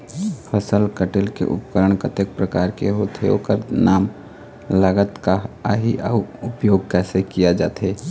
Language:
Chhattisgarhi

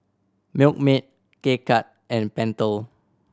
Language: English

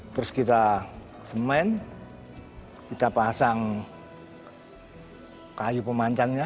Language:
Indonesian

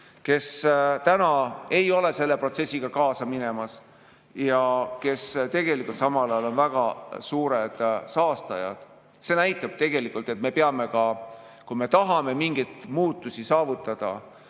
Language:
Estonian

